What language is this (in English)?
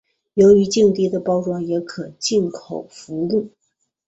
Chinese